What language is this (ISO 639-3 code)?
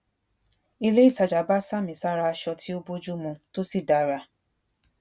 yor